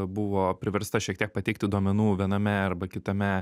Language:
Lithuanian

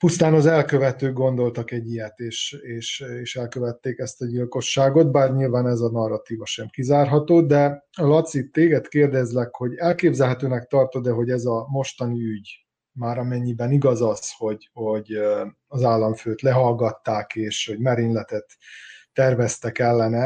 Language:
Hungarian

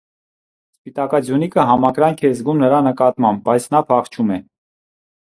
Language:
Armenian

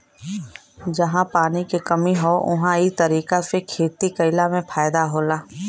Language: Bhojpuri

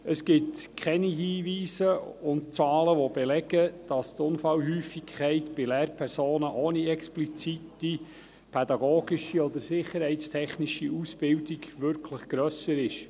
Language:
Swiss German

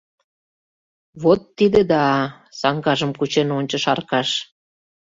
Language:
Mari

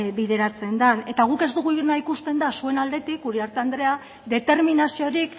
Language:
Basque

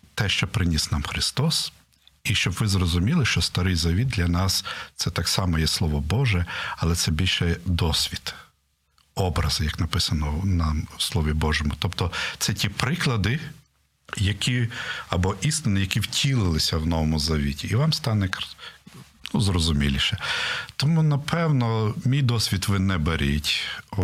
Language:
Ukrainian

